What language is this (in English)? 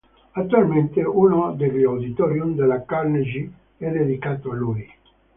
Italian